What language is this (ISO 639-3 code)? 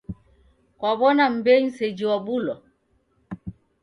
dav